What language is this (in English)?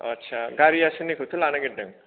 Bodo